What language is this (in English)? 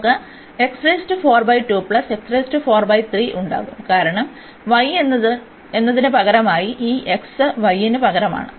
Malayalam